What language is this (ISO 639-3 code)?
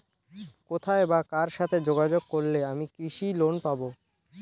ben